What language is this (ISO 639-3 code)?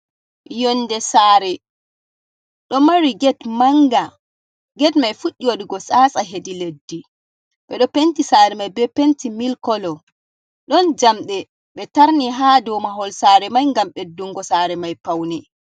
ful